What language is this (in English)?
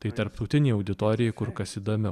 Lithuanian